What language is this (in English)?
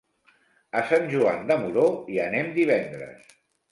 Catalan